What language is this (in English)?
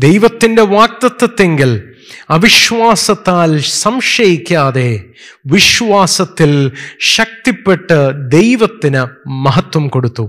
Malayalam